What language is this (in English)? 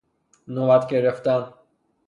Persian